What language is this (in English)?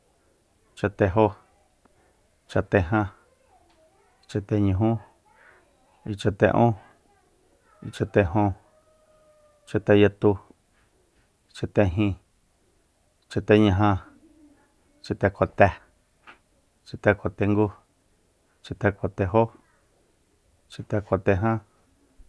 Soyaltepec Mazatec